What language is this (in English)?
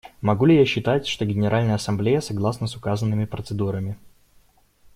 Russian